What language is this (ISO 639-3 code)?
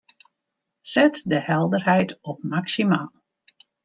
fry